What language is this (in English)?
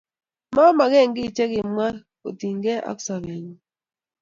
Kalenjin